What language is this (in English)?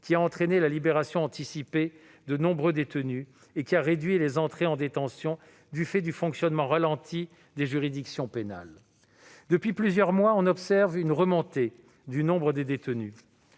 French